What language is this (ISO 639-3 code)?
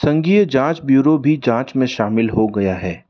hin